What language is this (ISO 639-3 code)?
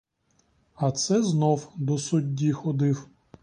ukr